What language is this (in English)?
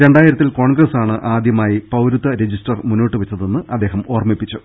Malayalam